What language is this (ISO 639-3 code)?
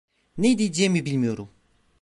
tur